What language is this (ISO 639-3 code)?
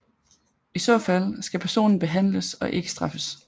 dan